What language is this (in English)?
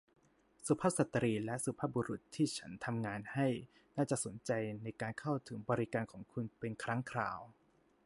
Thai